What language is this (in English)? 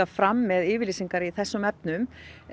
Icelandic